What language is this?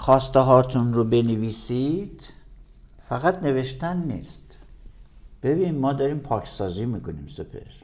Persian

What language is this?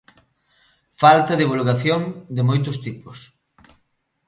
Galician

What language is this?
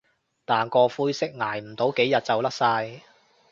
Cantonese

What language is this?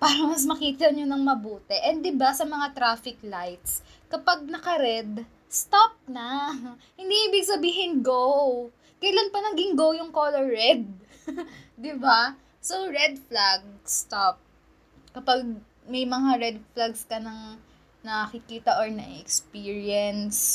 Filipino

